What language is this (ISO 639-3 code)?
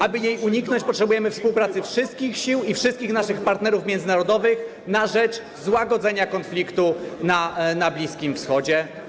pol